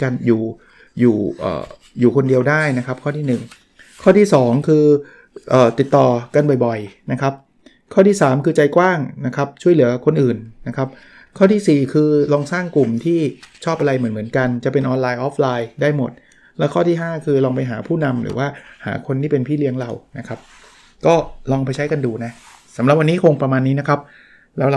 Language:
Thai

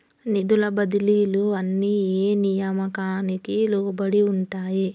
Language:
Telugu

